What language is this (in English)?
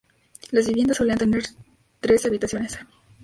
Spanish